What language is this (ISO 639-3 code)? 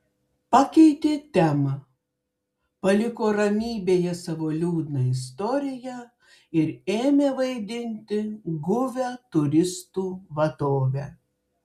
lit